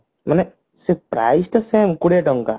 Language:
Odia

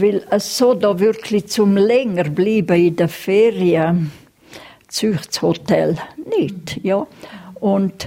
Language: German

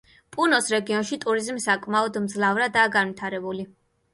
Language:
Georgian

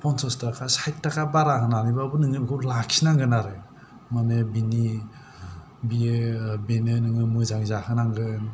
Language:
Bodo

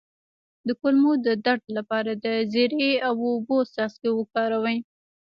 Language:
Pashto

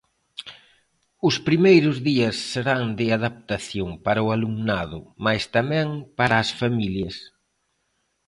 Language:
Galician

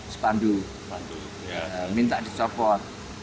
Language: Indonesian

